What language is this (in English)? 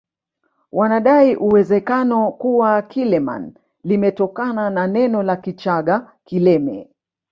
Swahili